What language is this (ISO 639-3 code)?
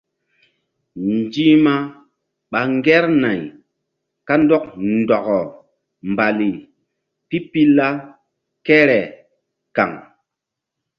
mdd